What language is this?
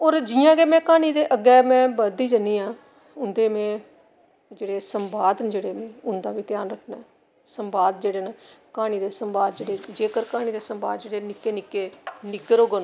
Dogri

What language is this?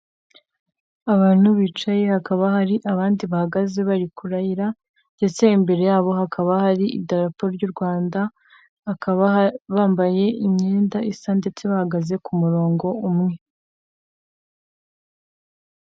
Kinyarwanda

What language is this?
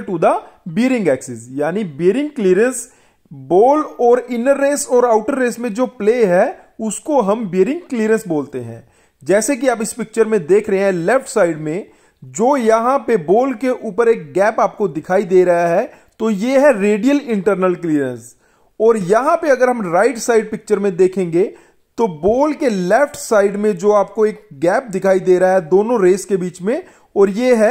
Hindi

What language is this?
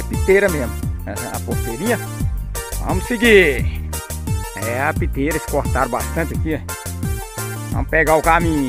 Portuguese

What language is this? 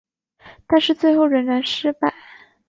Chinese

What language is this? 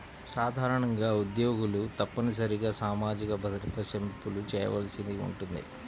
Telugu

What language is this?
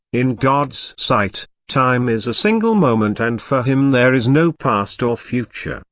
English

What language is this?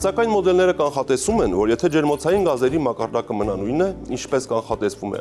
Romanian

